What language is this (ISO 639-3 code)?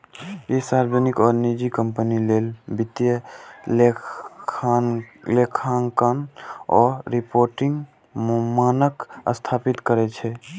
mai